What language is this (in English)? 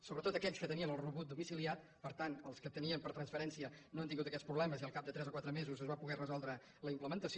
Catalan